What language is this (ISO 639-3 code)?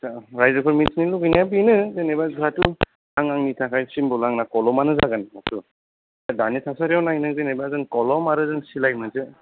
brx